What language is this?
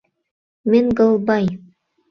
Mari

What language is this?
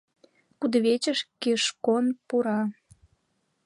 Mari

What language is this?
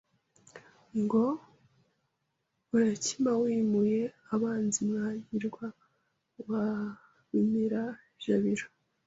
Kinyarwanda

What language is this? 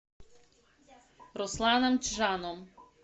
Russian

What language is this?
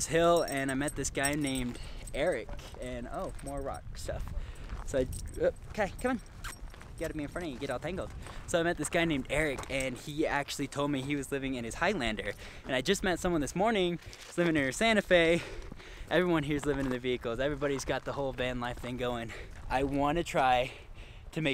English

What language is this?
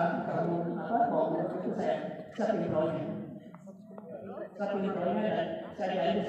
Indonesian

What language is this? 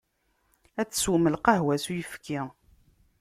Kabyle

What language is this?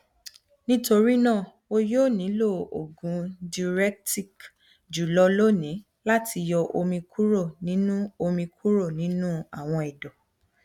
Yoruba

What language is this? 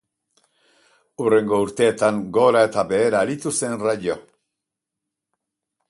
Basque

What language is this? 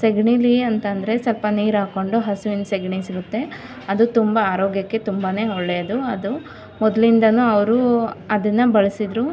Kannada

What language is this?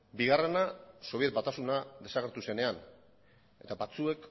Basque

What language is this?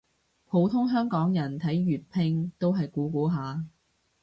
Cantonese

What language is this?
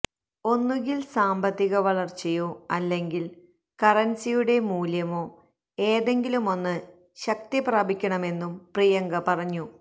Malayalam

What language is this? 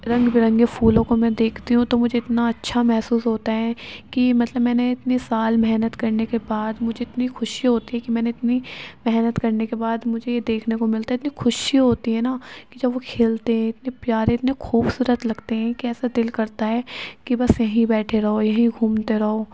Urdu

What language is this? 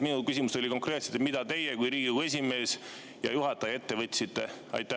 Estonian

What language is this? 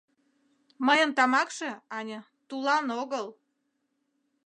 Mari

